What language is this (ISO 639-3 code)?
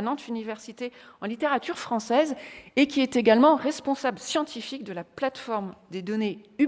fra